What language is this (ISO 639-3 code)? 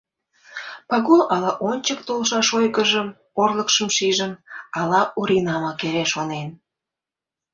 chm